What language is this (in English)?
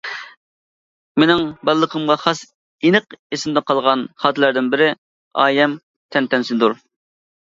Uyghur